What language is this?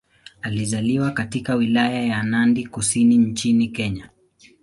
Swahili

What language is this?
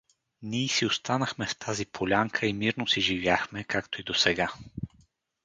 Bulgarian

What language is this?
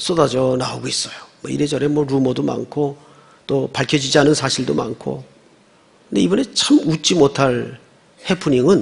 Korean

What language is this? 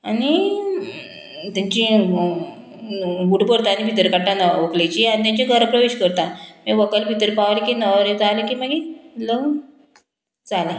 Konkani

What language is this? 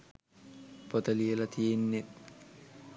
Sinhala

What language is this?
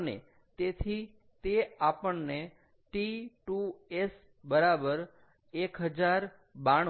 Gujarati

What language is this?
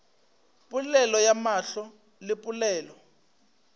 Northern Sotho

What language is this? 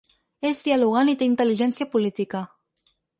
Catalan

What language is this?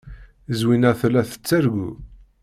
Kabyle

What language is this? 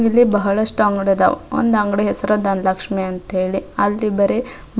Kannada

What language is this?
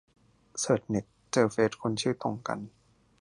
Thai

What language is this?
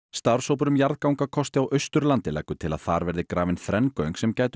Icelandic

